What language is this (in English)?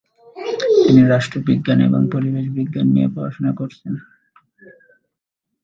Bangla